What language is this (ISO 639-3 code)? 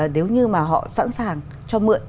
vie